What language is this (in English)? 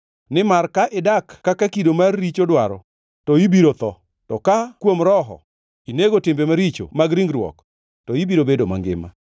Luo (Kenya and Tanzania)